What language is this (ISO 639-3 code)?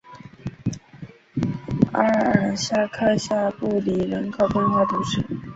zho